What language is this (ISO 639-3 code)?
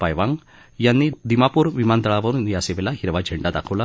mar